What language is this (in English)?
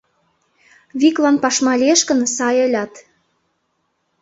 Mari